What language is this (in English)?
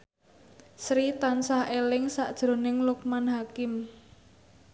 Javanese